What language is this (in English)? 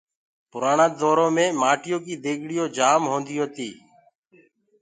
Gurgula